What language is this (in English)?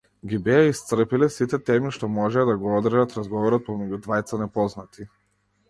Macedonian